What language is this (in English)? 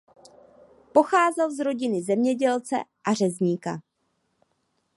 Czech